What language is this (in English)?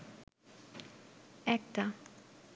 Bangla